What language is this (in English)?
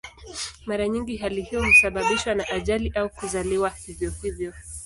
Swahili